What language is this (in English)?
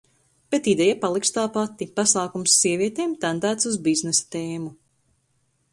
Latvian